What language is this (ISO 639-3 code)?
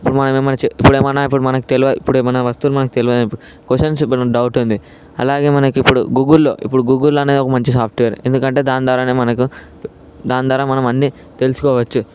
tel